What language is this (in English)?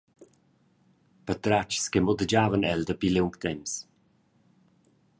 Romansh